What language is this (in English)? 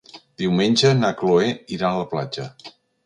Catalan